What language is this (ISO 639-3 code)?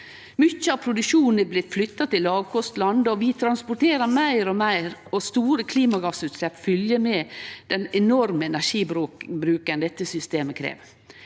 nor